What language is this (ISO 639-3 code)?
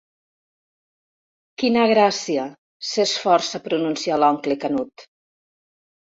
cat